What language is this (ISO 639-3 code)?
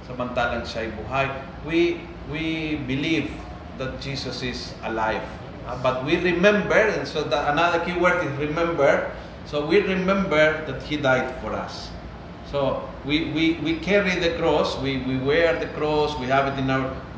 fil